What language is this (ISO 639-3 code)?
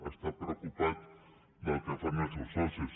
cat